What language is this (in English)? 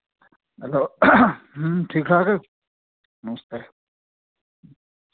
Dogri